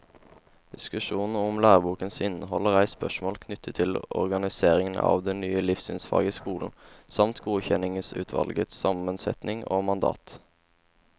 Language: Norwegian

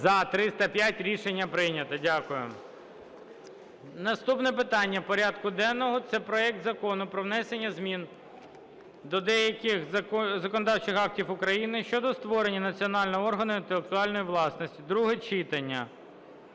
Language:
Ukrainian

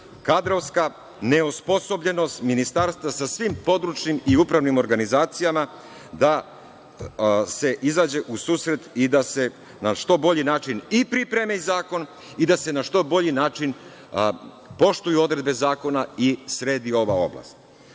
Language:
Serbian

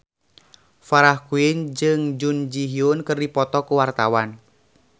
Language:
Sundanese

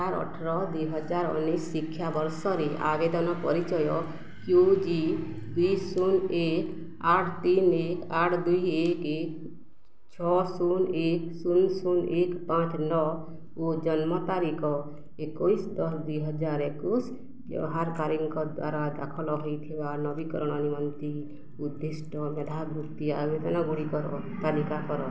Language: Odia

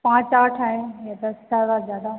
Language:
Hindi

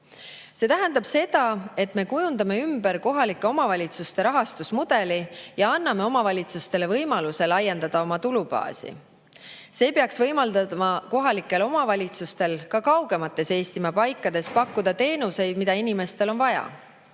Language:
Estonian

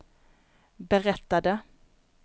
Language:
Swedish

